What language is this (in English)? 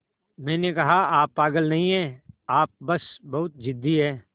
Hindi